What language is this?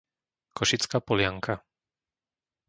Slovak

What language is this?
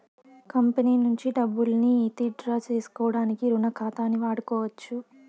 Telugu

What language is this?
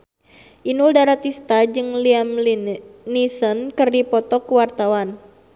Sundanese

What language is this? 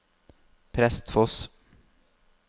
Norwegian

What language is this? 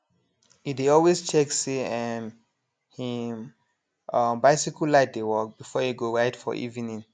Nigerian Pidgin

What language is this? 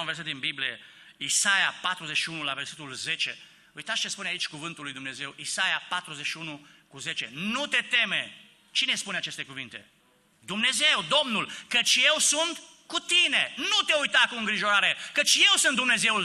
Romanian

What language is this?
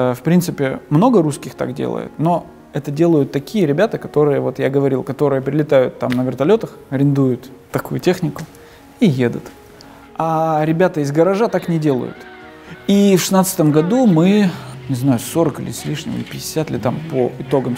Russian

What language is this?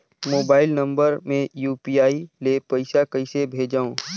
Chhattisgarhi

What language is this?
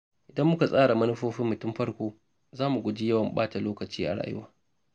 Hausa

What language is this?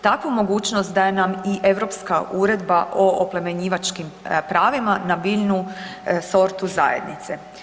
Croatian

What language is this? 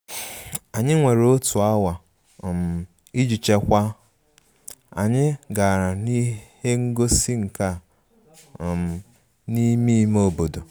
Igbo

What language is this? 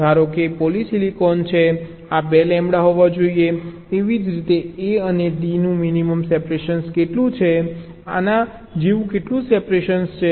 Gujarati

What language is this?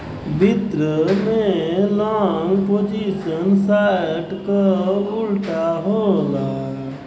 Bhojpuri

